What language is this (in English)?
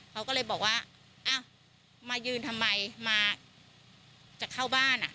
Thai